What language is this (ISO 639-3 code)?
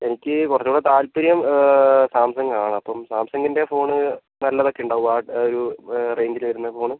mal